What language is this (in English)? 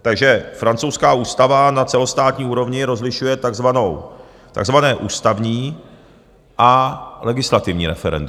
Czech